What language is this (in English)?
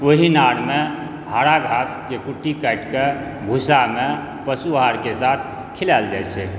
Maithili